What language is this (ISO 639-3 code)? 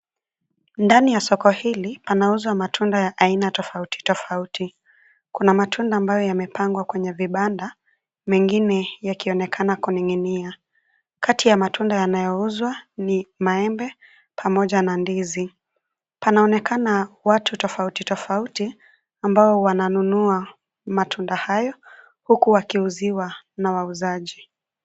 swa